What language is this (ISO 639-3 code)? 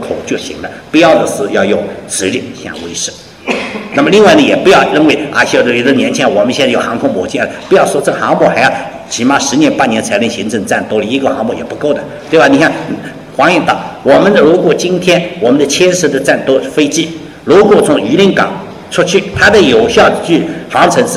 zho